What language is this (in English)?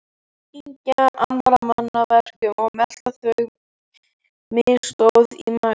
Icelandic